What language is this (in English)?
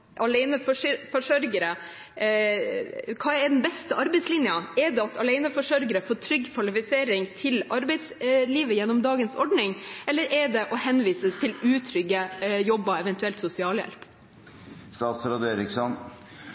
Norwegian Bokmål